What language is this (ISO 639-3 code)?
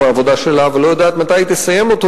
heb